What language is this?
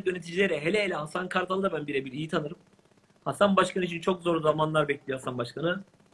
Turkish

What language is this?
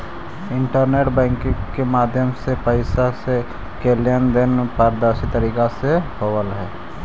Magahi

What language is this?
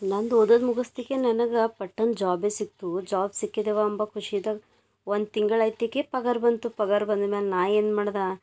Kannada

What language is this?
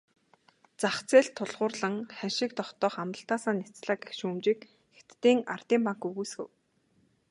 Mongolian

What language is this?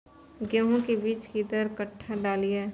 Maithili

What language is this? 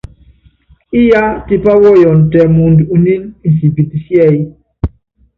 Yangben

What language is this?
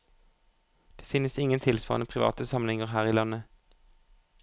Norwegian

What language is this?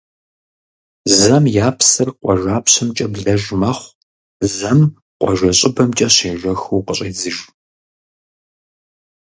Kabardian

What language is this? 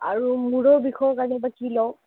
Assamese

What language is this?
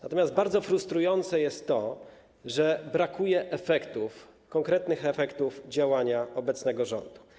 Polish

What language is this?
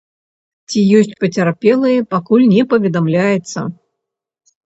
Belarusian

